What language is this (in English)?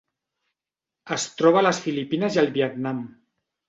Catalan